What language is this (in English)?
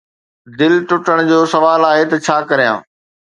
Sindhi